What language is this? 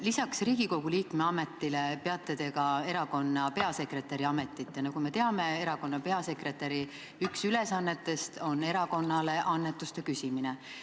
Estonian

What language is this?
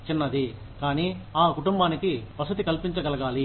Telugu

